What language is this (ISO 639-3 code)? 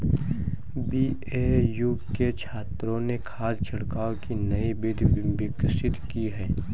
hin